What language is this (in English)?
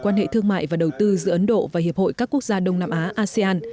Vietnamese